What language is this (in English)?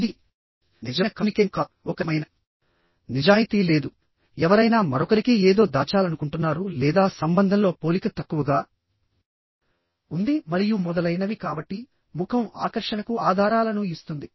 Telugu